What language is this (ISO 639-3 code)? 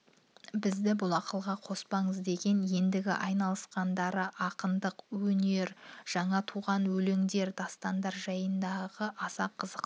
kaz